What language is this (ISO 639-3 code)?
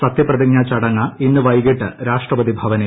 mal